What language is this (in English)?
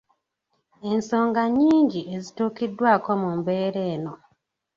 Ganda